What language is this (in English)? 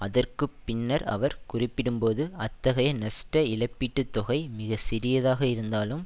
Tamil